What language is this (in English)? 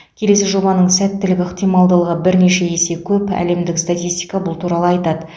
Kazakh